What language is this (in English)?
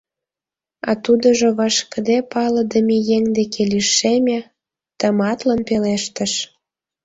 Mari